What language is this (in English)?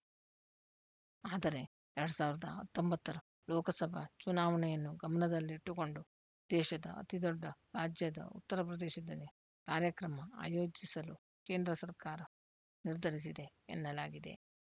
Kannada